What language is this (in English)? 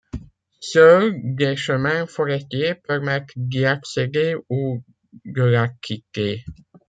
French